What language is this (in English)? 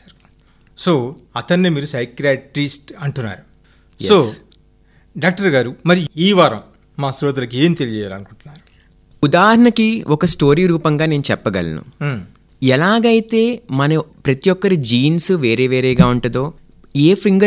Telugu